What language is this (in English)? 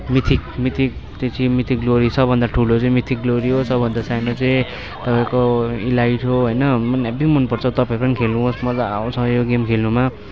Nepali